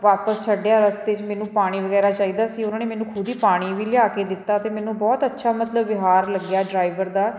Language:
Punjabi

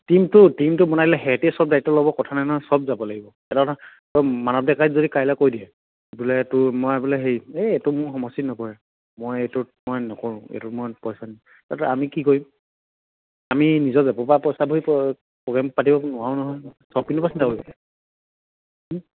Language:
Assamese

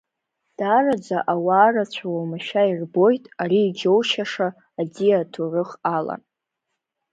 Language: Abkhazian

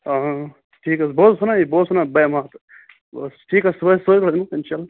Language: Kashmiri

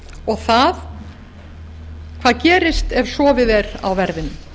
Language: Icelandic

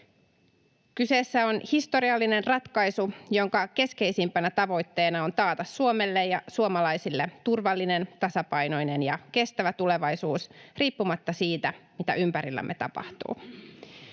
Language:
Finnish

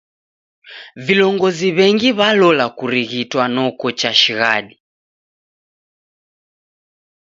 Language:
Taita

